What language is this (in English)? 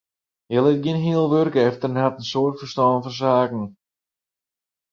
Western Frisian